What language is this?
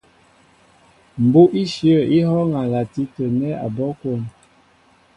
Mbo (Cameroon)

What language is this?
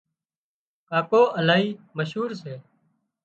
Wadiyara Koli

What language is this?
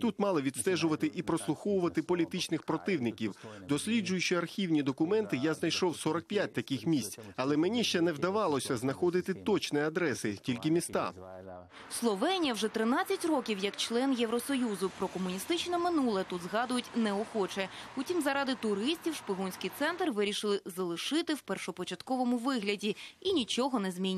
Ukrainian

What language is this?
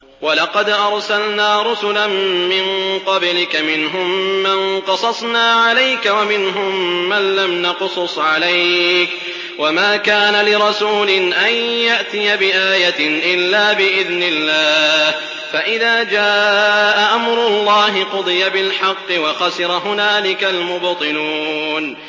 Arabic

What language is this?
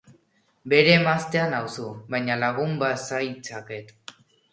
Basque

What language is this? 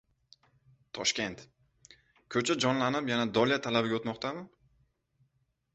Uzbek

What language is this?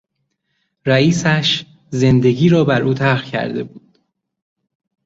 Persian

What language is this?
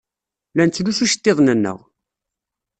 Kabyle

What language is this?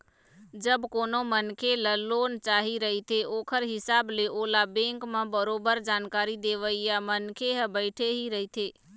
Chhattisgarhi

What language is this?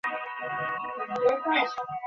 Bangla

